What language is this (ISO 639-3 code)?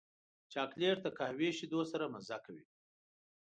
pus